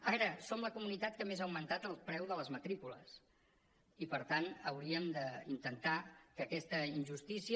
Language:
Catalan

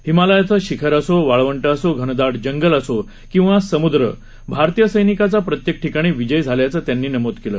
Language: Marathi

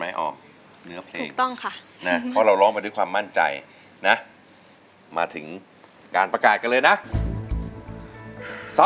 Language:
Thai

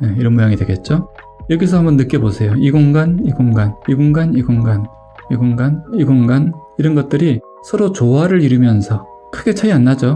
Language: Korean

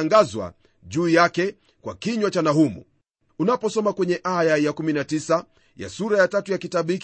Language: Swahili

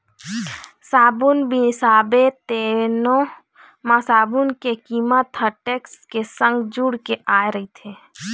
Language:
Chhattisgarhi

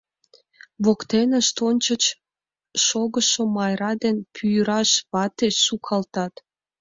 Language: Mari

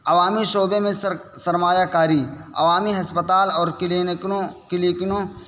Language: Urdu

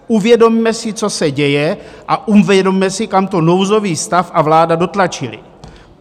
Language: Czech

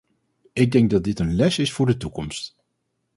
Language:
Dutch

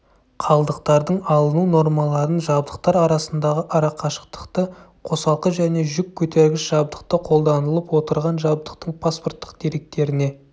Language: Kazakh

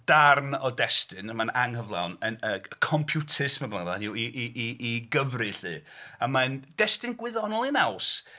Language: Welsh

